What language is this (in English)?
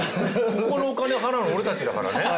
Japanese